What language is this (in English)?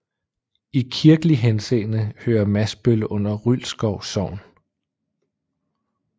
Danish